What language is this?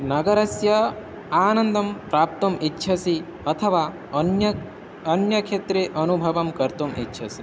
Sanskrit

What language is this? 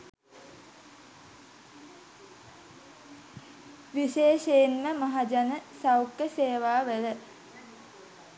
Sinhala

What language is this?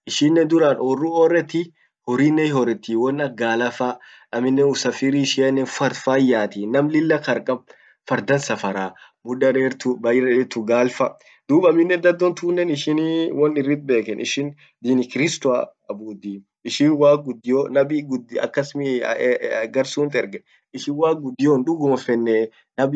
Orma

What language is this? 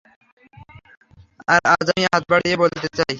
Bangla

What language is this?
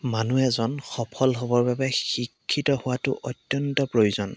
Assamese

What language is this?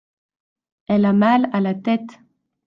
French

